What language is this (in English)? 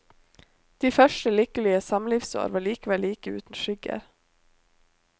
Norwegian